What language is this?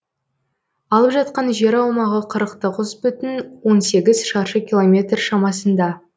Kazakh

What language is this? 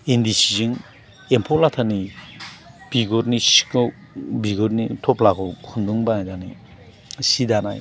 Bodo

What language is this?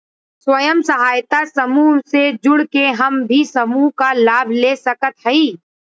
Bhojpuri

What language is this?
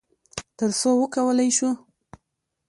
Pashto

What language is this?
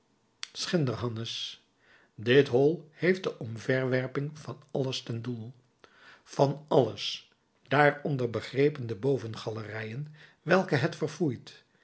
Dutch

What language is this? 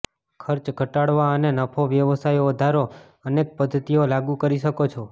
Gujarati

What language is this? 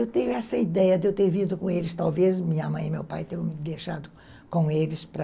Portuguese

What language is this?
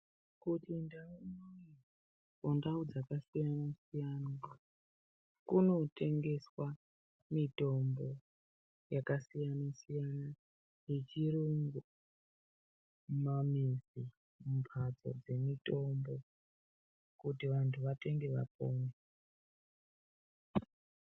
Ndau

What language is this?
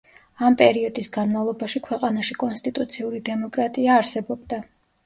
Georgian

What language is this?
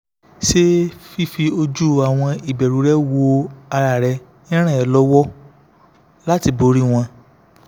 Yoruba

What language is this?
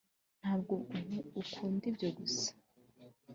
Kinyarwanda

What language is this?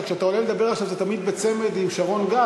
Hebrew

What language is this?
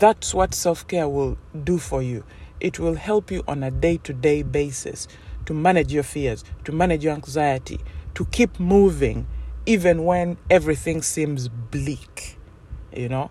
English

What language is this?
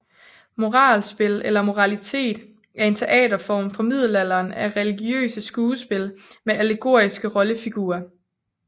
Danish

